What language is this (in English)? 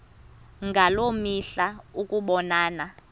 Xhosa